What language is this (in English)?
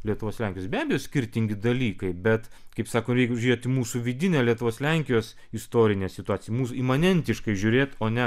Lithuanian